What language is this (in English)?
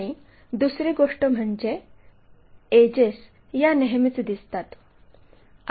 Marathi